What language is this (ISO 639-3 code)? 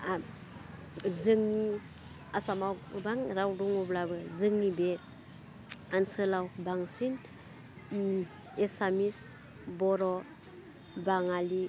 brx